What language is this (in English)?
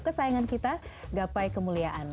Indonesian